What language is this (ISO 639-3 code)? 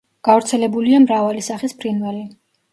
kat